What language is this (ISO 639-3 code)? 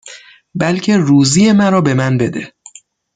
fas